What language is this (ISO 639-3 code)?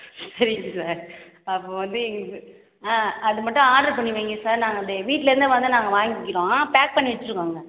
tam